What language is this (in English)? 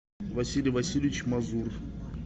Russian